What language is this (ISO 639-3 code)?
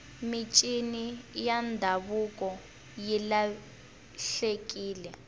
tso